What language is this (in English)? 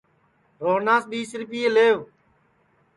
Sansi